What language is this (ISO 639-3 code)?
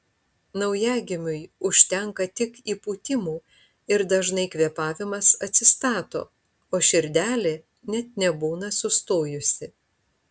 lit